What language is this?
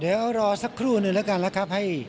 Thai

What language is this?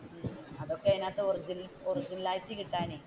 Malayalam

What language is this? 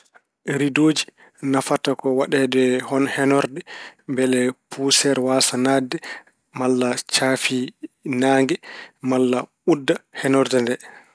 Fula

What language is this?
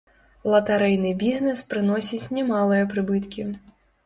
Belarusian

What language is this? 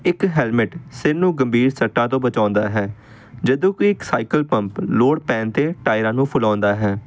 Punjabi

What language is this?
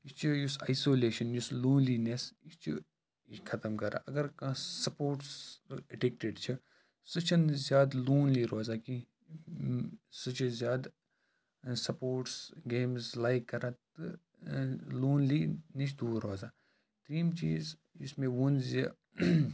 Kashmiri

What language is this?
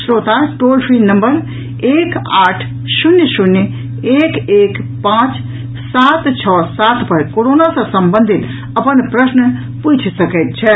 Maithili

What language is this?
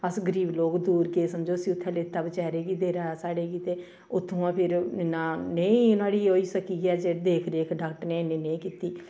Dogri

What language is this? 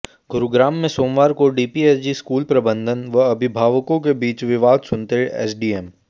Hindi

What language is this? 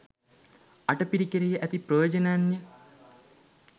Sinhala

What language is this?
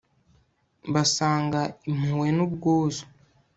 Kinyarwanda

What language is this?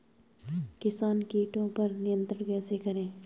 Hindi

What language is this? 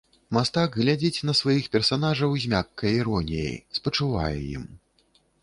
Belarusian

